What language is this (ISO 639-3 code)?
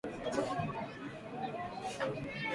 swa